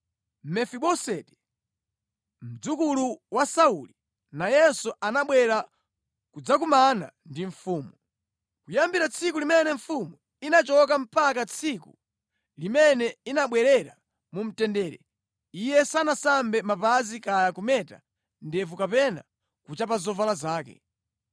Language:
Nyanja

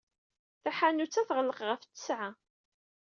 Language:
Kabyle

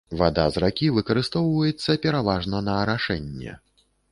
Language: Belarusian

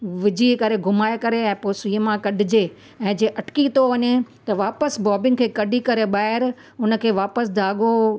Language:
Sindhi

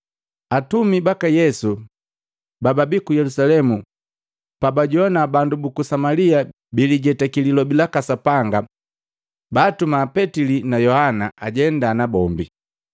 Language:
Matengo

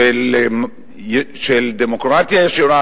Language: Hebrew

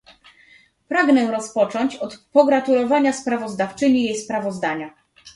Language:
Polish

